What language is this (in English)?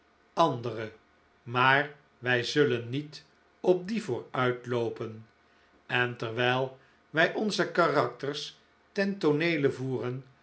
Dutch